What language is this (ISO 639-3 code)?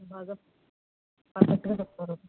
tel